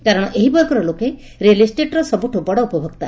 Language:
Odia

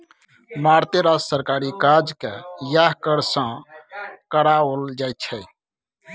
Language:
Maithili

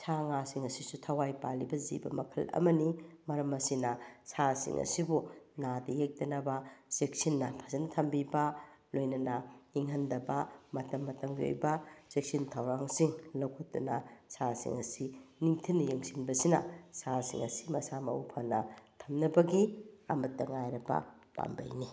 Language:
Manipuri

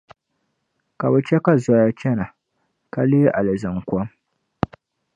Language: Dagbani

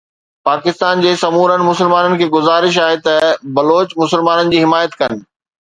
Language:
Sindhi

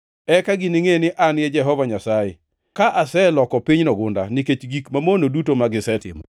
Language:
Luo (Kenya and Tanzania)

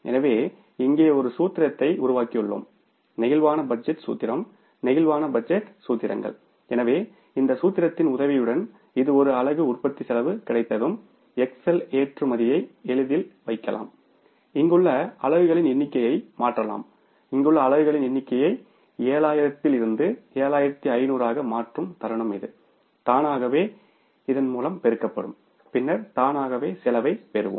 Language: Tamil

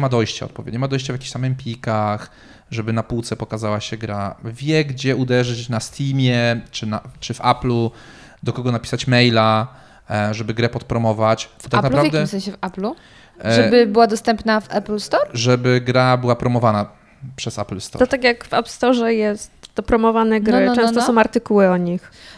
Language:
Polish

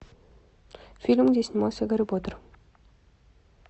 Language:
Russian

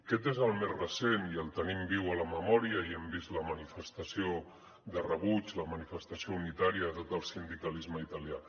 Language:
Catalan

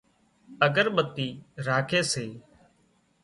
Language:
Wadiyara Koli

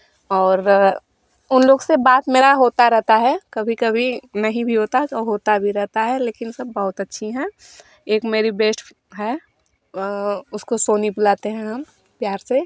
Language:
Hindi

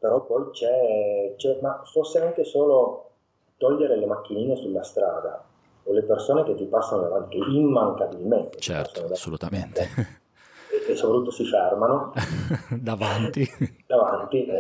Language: Italian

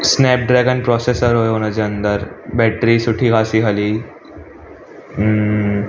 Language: Sindhi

